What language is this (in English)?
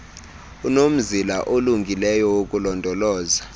Xhosa